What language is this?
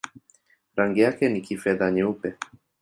Swahili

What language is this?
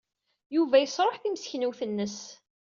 Kabyle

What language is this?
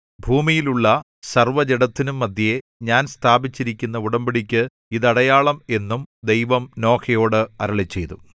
Malayalam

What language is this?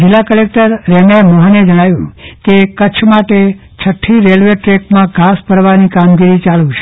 Gujarati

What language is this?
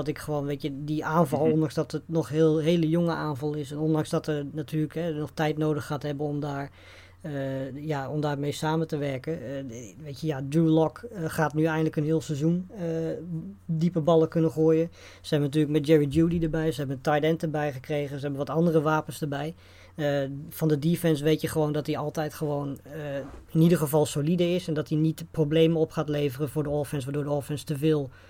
Dutch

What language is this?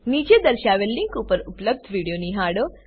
Gujarati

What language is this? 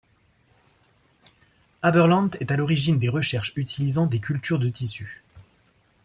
French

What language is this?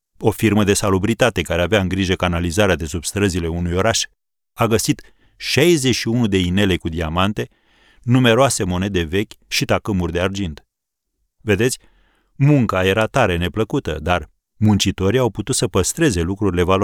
Romanian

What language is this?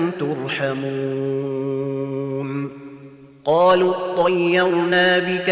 Arabic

